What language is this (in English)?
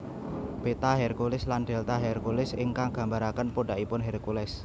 Javanese